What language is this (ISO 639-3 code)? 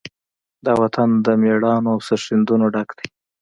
pus